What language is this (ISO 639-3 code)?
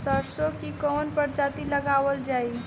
bho